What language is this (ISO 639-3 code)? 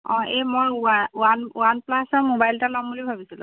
asm